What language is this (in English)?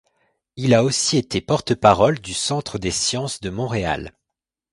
French